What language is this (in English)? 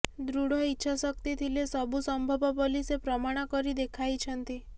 Odia